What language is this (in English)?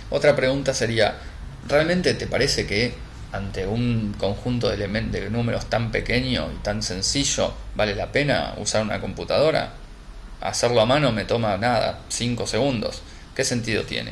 Spanish